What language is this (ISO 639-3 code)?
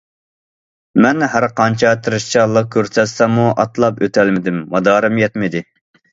uig